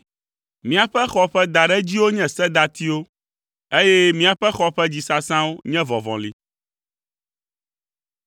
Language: Ewe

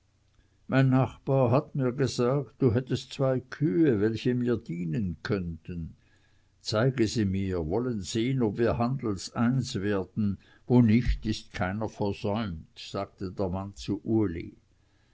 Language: German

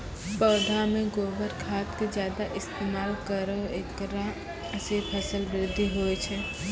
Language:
Maithili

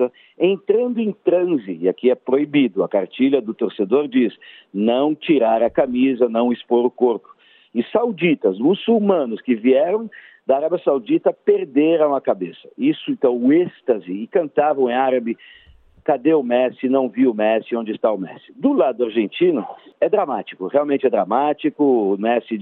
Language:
Portuguese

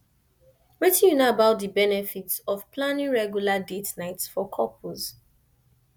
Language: Nigerian Pidgin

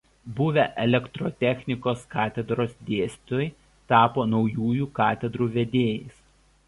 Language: Lithuanian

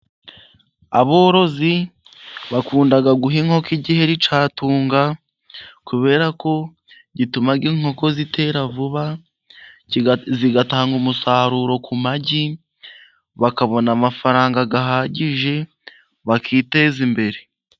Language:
Kinyarwanda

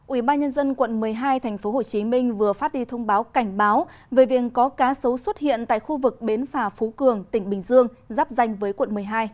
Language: Vietnamese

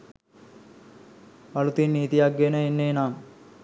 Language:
Sinhala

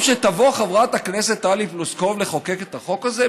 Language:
Hebrew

